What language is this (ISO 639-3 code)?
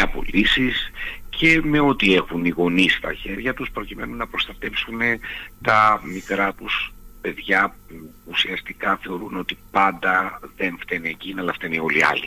ell